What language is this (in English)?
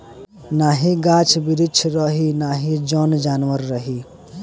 Bhojpuri